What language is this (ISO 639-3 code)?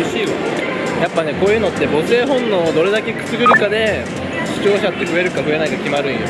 jpn